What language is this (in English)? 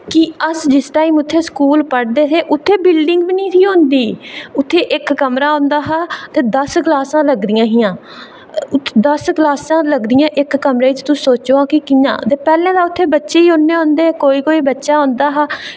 Dogri